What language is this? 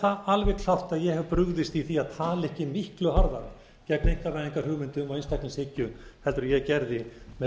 Icelandic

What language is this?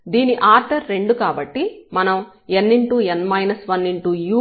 Telugu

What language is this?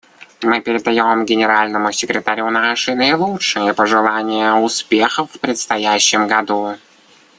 Russian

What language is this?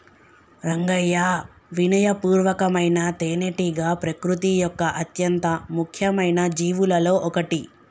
Telugu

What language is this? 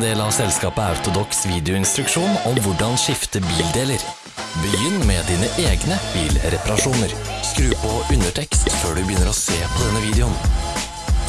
Norwegian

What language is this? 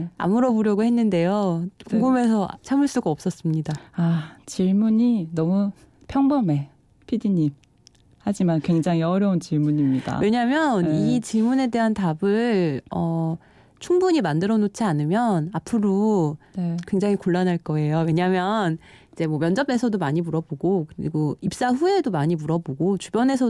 Korean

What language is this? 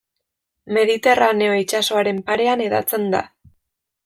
Basque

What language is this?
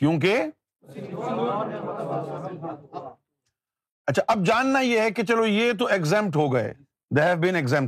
Urdu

